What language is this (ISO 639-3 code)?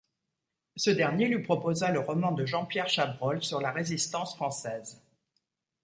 fra